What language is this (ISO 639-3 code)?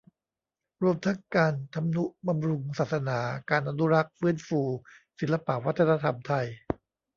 tha